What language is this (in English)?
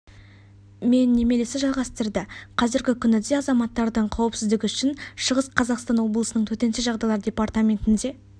Kazakh